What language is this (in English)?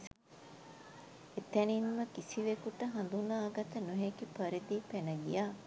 Sinhala